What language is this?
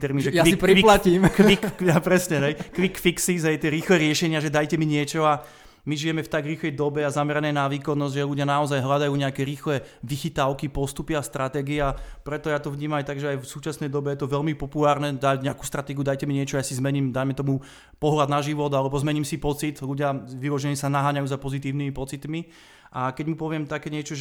Slovak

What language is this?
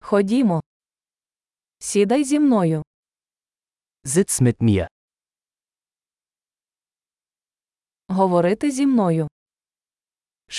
Ukrainian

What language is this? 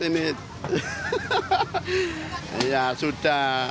Indonesian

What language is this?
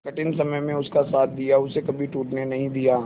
Hindi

